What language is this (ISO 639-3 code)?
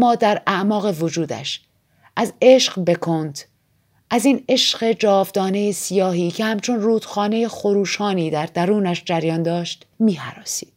fas